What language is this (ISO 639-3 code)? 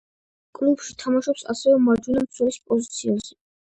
kat